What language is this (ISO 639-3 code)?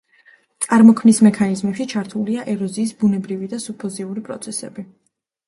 kat